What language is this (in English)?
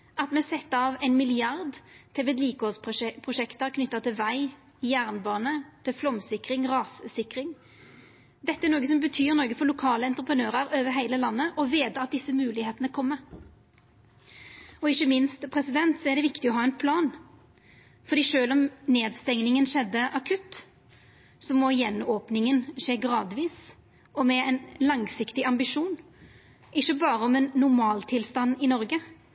Norwegian Nynorsk